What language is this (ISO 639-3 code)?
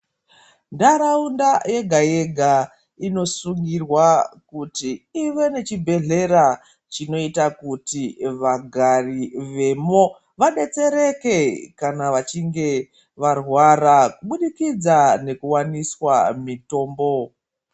ndc